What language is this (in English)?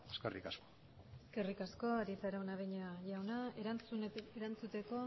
Basque